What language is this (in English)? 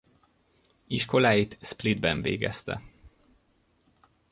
Hungarian